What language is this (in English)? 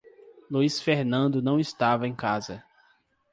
Portuguese